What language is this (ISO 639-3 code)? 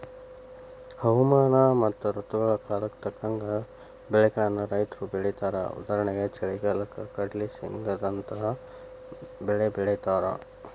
kan